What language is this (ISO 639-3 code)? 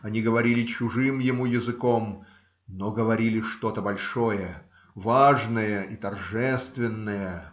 rus